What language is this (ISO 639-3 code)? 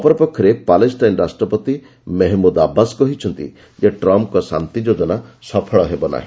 ori